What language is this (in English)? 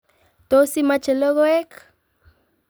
Kalenjin